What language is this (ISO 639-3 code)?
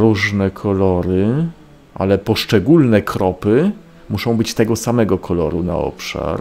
pol